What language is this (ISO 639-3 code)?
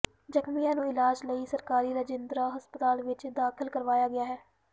pan